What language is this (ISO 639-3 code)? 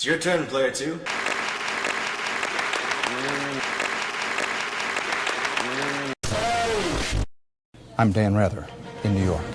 eng